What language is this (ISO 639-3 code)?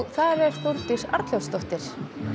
isl